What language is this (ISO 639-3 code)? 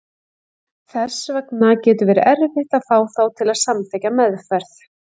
isl